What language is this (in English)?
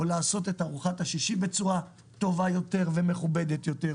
Hebrew